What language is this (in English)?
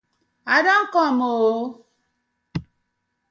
Nigerian Pidgin